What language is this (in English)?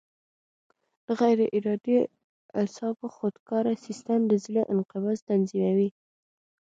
Pashto